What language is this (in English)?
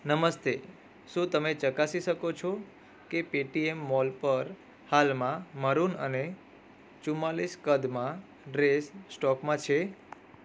Gujarati